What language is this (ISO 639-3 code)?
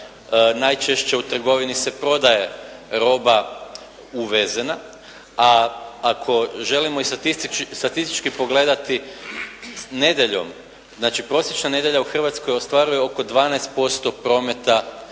hrv